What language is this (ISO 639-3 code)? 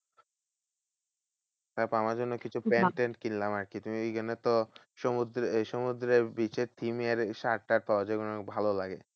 ben